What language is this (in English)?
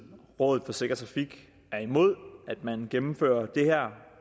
Danish